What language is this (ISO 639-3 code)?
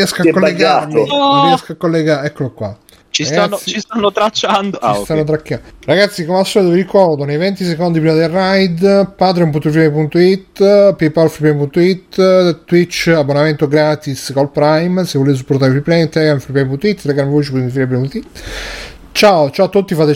ita